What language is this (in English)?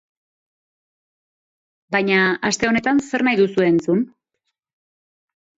Basque